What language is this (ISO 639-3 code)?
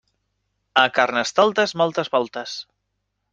cat